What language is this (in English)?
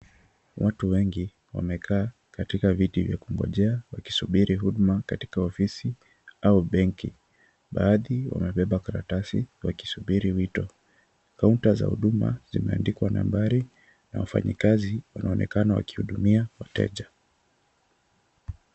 Swahili